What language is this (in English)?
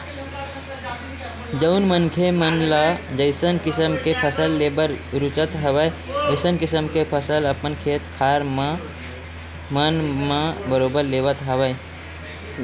Chhattisgarhi